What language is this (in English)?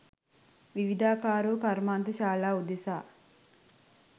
Sinhala